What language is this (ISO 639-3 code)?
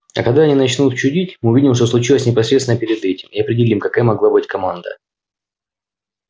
rus